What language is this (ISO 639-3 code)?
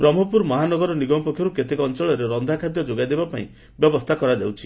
ori